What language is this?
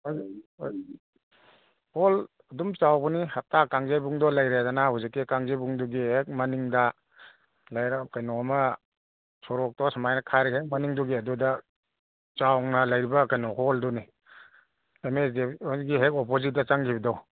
Manipuri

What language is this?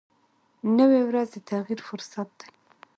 Pashto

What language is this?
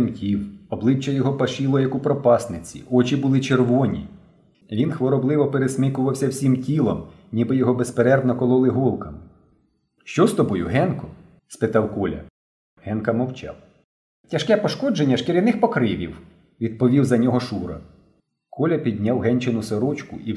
Ukrainian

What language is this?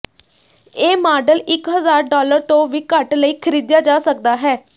Punjabi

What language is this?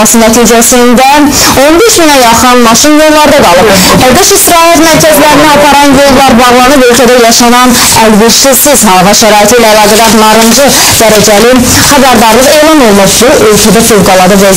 Russian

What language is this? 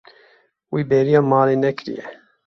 Kurdish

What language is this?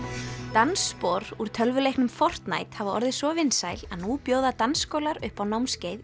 Icelandic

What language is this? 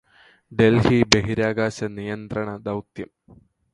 Malayalam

